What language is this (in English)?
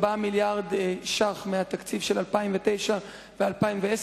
Hebrew